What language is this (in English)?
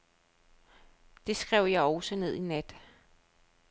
Danish